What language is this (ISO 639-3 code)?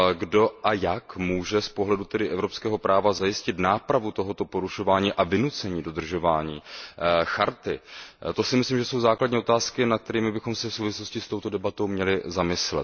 ces